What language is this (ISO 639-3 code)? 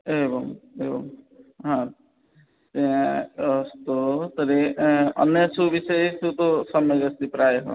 san